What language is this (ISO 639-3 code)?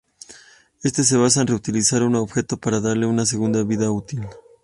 spa